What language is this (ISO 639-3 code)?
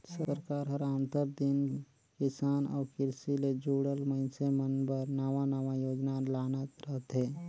hne